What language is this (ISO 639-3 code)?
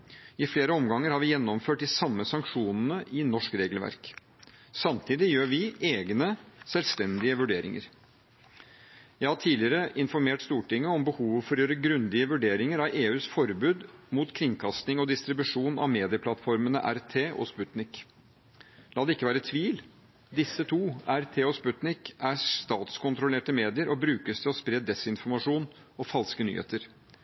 nob